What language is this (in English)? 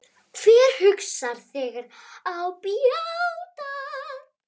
Icelandic